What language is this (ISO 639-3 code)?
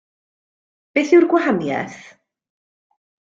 cym